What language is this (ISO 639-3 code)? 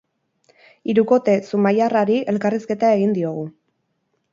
eus